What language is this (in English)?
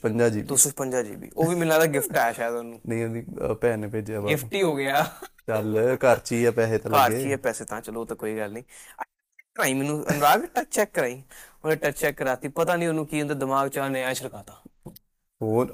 Punjabi